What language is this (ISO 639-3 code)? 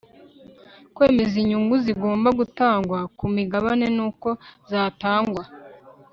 kin